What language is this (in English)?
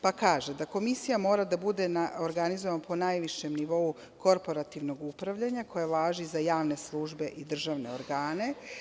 Serbian